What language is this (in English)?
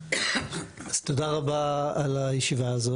Hebrew